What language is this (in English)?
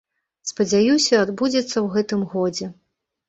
Belarusian